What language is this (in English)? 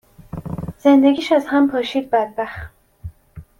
Persian